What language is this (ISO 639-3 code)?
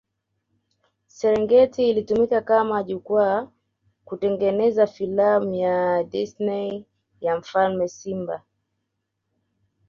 swa